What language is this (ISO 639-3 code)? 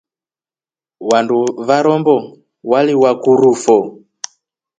rof